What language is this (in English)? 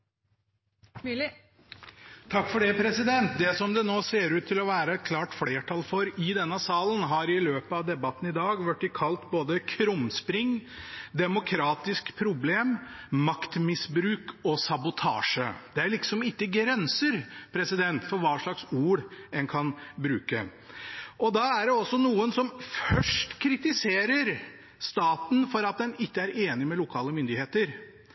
Norwegian Bokmål